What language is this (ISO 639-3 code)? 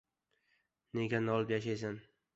uzb